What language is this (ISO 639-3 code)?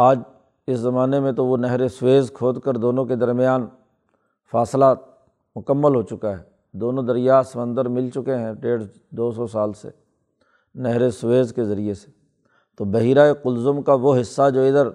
urd